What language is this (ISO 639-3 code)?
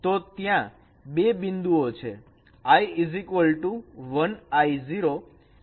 guj